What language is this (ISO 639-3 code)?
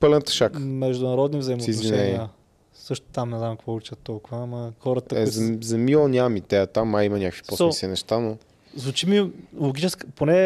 bul